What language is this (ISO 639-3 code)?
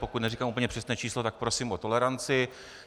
ces